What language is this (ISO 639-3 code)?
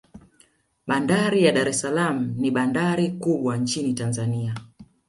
swa